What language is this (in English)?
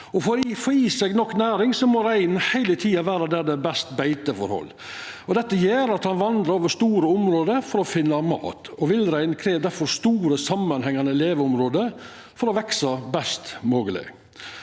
Norwegian